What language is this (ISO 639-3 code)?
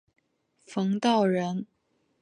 zho